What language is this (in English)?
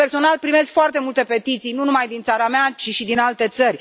Romanian